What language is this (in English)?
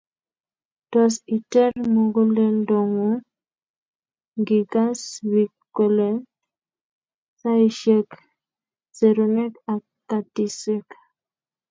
Kalenjin